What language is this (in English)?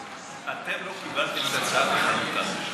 Hebrew